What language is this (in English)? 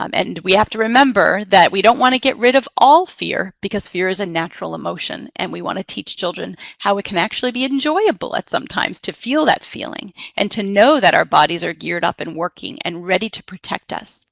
English